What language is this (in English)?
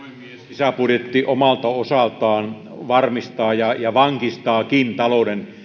Finnish